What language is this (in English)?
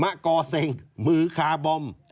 Thai